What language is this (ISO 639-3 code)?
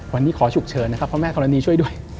tha